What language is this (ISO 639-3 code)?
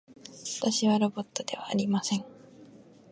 jpn